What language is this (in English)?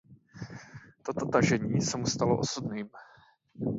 Czech